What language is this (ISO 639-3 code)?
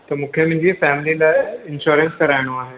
snd